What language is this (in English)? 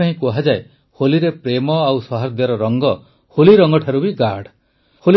Odia